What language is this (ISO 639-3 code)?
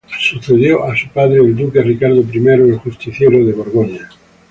spa